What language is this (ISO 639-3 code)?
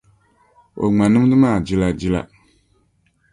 dag